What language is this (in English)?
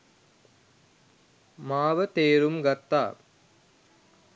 Sinhala